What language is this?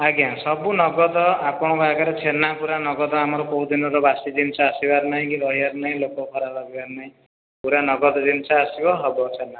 Odia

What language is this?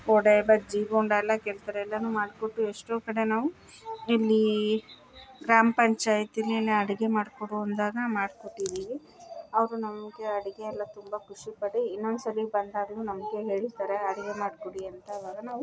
Kannada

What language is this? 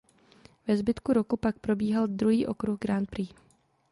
Czech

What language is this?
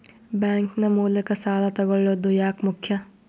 Kannada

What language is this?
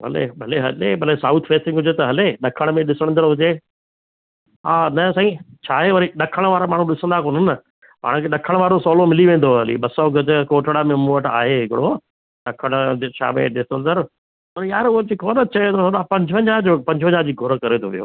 Sindhi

